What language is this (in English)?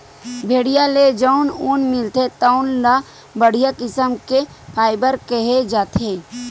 Chhattisgarhi